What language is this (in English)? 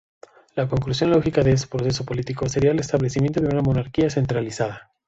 Spanish